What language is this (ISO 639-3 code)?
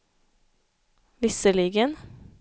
swe